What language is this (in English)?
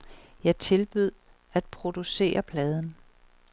Danish